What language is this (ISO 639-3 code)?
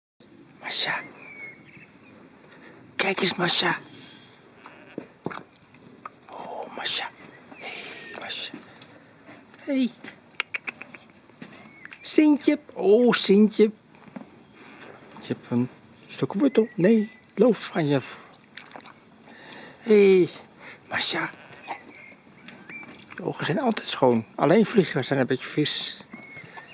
nld